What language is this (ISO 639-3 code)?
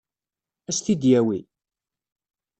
kab